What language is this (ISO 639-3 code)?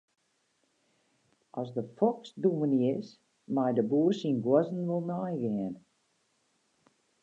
fry